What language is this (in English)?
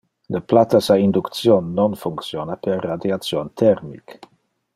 Interlingua